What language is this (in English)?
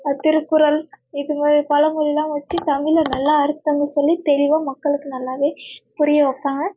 Tamil